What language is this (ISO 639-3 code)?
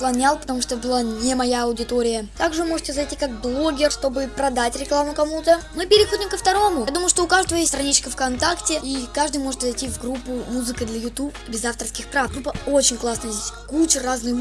rus